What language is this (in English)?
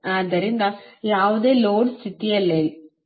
Kannada